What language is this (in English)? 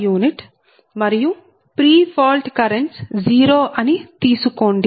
Telugu